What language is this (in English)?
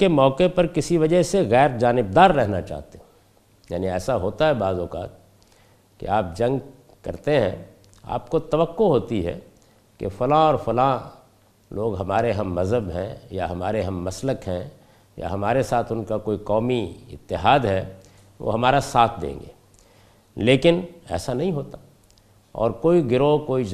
Urdu